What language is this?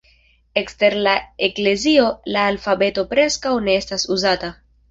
Esperanto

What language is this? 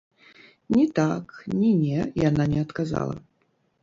Belarusian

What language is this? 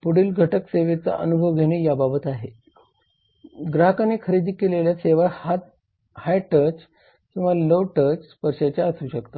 Marathi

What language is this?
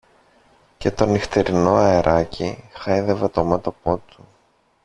Greek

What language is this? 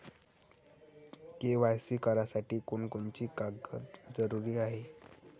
Marathi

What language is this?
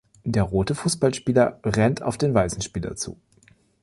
German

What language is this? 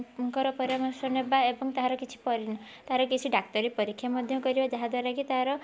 Odia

